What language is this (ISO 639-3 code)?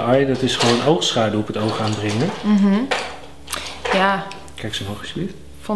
nld